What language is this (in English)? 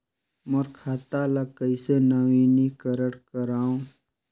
Chhattisgarhi